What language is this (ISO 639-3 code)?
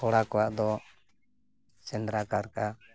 sat